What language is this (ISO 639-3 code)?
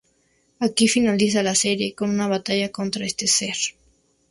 spa